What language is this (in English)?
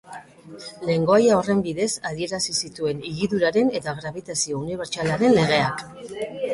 Basque